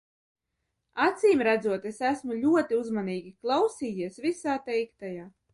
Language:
Latvian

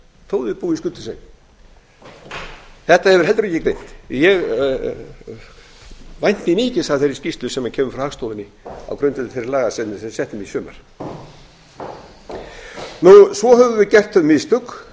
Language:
Icelandic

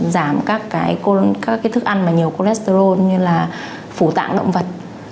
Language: Vietnamese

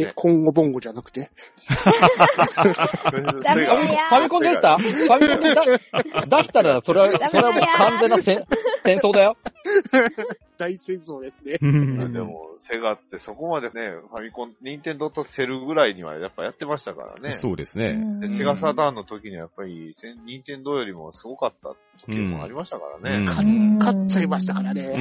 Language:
Japanese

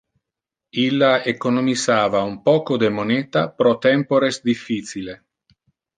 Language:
Interlingua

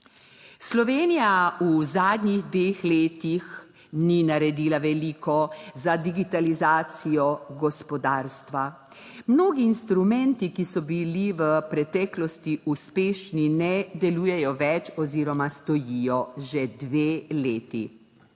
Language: Slovenian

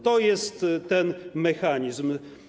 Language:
Polish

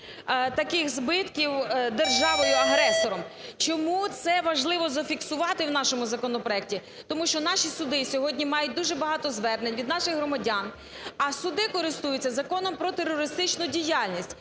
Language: Ukrainian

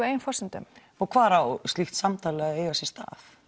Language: Icelandic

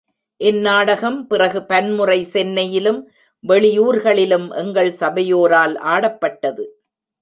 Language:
Tamil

